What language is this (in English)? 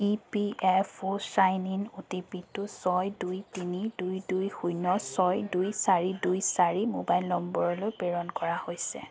Assamese